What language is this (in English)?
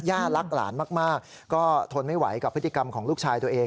Thai